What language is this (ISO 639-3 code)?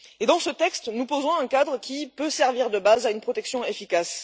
fra